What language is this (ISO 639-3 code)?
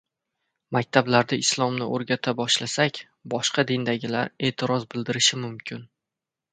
uzb